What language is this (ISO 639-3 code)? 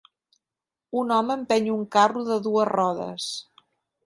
cat